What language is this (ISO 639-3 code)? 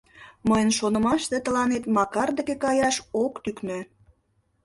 chm